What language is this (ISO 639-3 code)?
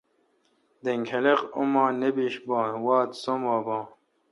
xka